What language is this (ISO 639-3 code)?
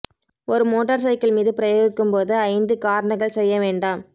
tam